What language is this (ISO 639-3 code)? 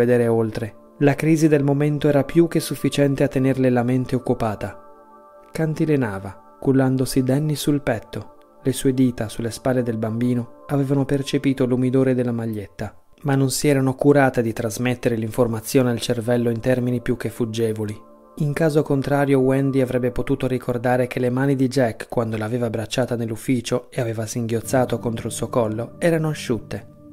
ita